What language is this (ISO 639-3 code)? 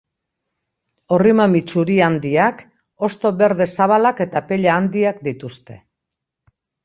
eus